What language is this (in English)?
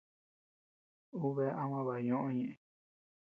Tepeuxila Cuicatec